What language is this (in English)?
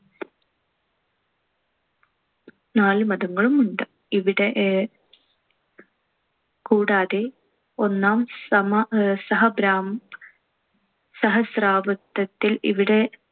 Malayalam